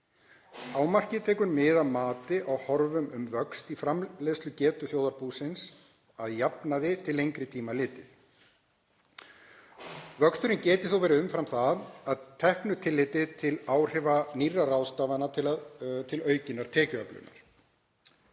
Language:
Icelandic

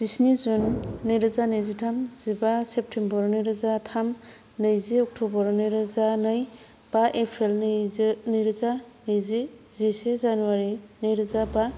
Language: Bodo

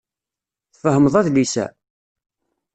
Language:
Kabyle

